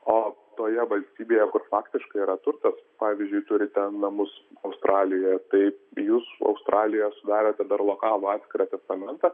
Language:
Lithuanian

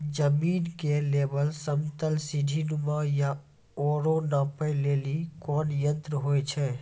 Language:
Maithili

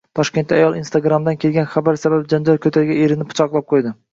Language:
Uzbek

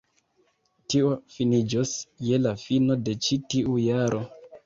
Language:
Esperanto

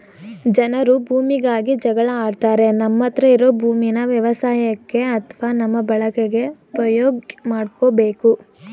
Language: Kannada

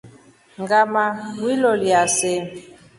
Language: Rombo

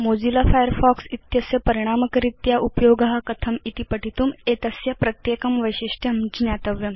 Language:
Sanskrit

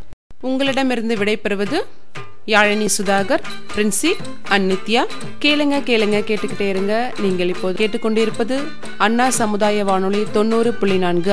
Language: Tamil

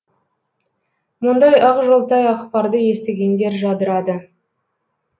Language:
Kazakh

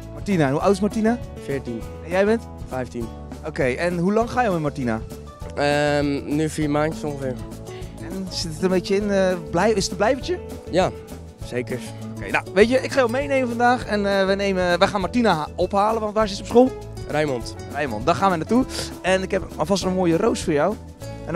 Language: Dutch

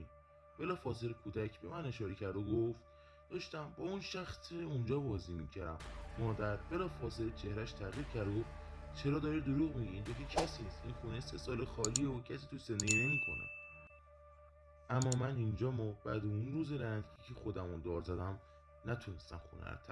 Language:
Persian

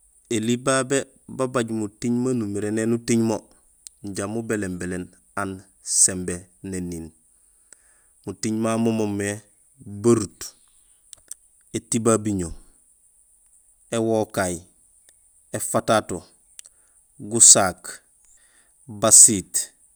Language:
Gusilay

